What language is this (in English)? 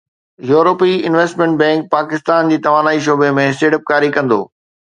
Sindhi